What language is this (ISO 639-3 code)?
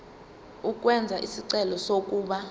zul